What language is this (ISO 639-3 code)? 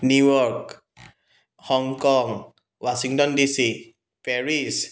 asm